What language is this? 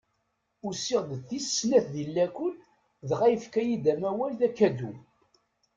Kabyle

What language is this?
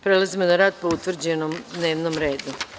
Serbian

